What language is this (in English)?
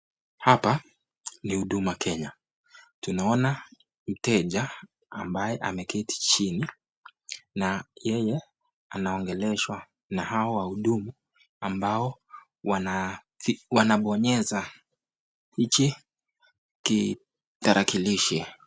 Swahili